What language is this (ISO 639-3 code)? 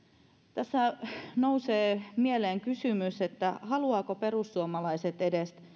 fin